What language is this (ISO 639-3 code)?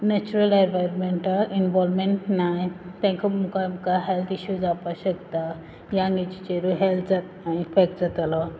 kok